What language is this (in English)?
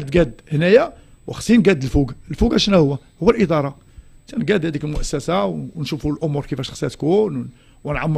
Arabic